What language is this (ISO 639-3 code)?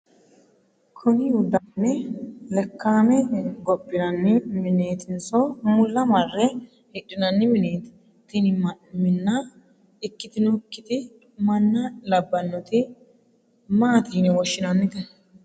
sid